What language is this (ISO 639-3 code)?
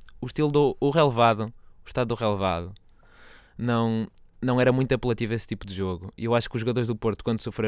por